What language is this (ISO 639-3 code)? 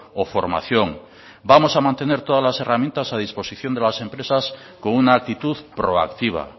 spa